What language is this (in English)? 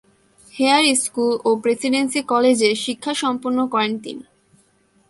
Bangla